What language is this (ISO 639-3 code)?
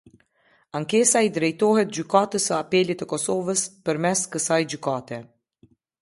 sqi